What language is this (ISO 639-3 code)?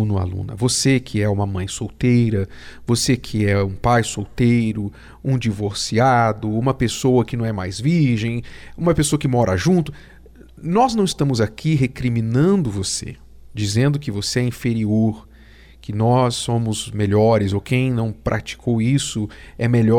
por